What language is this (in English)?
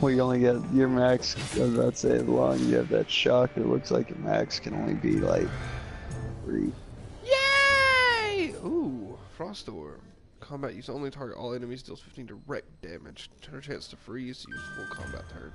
English